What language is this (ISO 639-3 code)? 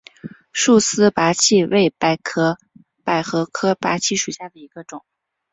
zho